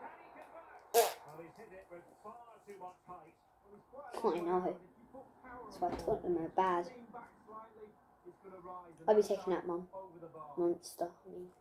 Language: English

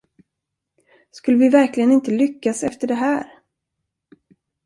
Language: Swedish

